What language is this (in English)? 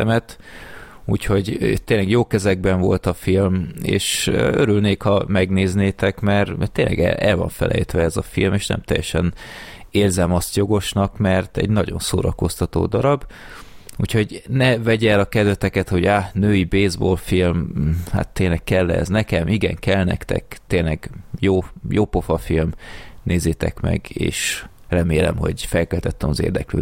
Hungarian